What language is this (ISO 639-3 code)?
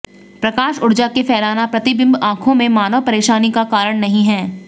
hin